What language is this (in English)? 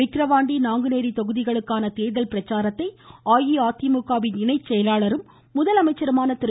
Tamil